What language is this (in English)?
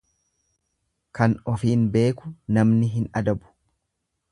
Oromo